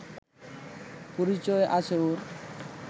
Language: Bangla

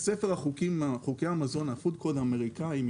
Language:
Hebrew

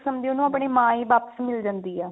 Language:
Punjabi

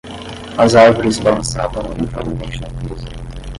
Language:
Portuguese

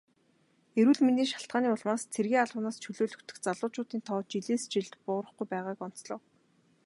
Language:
Mongolian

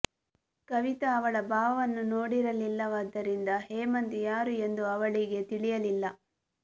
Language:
Kannada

